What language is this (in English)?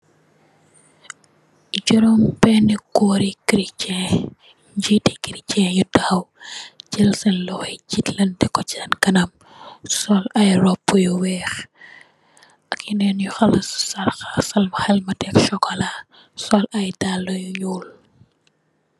Wolof